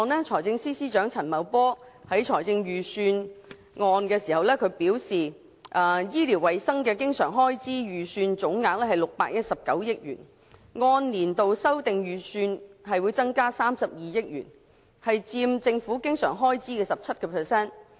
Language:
Cantonese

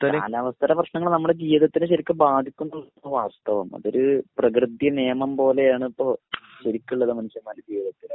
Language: Malayalam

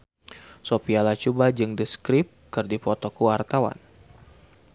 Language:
Sundanese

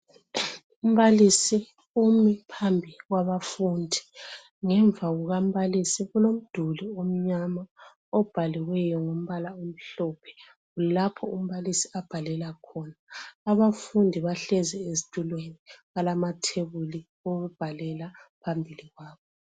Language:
North Ndebele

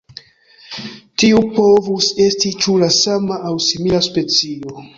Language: Esperanto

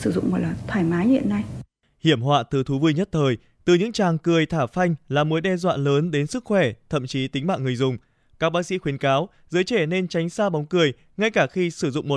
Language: Vietnamese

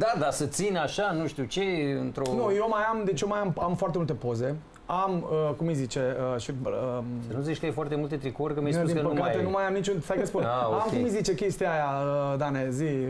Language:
Romanian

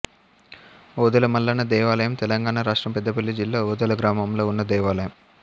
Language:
Telugu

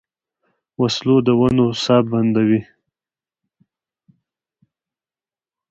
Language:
Pashto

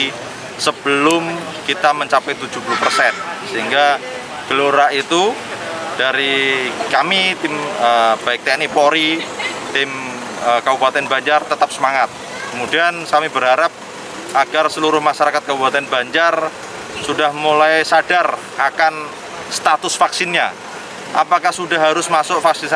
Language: Indonesian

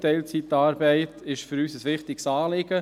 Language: Swiss German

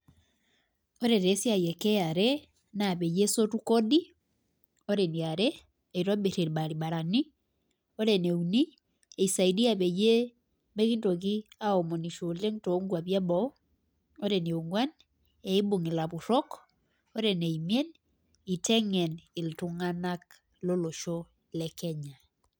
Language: Masai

